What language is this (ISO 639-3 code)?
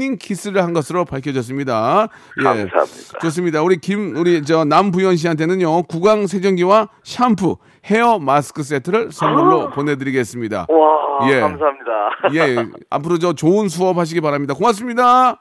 kor